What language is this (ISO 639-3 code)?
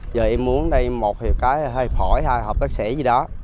vie